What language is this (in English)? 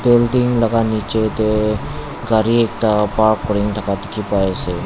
Naga Pidgin